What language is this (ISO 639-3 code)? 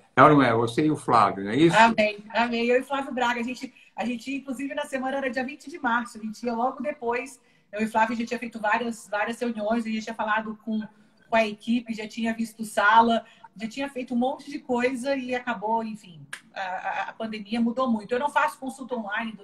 por